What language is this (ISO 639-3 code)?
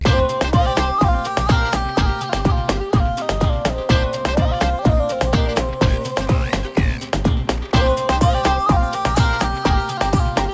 ben